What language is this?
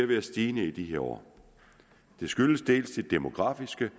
Danish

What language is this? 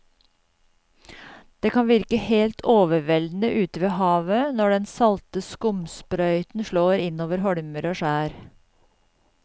Norwegian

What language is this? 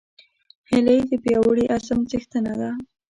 Pashto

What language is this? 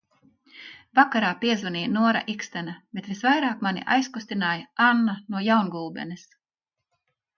Latvian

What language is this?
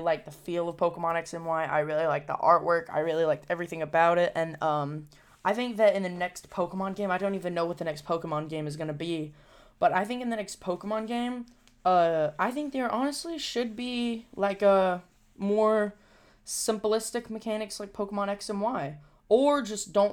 English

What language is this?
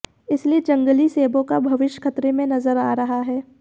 Hindi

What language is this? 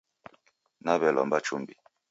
Taita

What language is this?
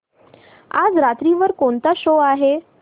Marathi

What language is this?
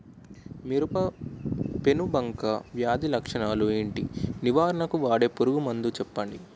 Telugu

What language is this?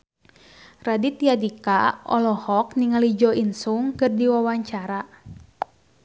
Sundanese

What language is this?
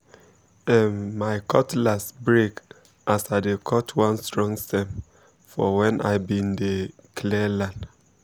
Nigerian Pidgin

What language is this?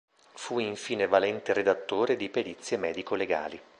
Italian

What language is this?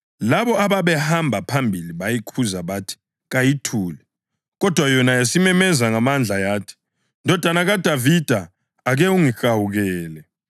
North Ndebele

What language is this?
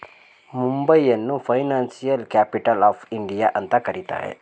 Kannada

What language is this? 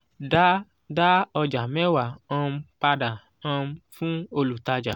Yoruba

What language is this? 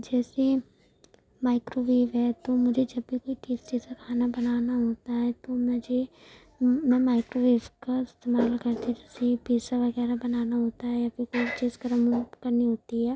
Urdu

